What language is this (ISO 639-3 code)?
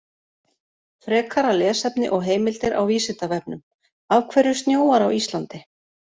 isl